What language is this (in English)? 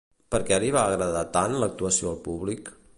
Catalan